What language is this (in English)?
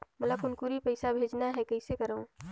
Chhattisgarhi